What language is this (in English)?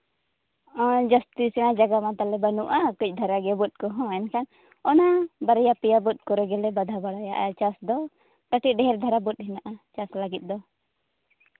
Santali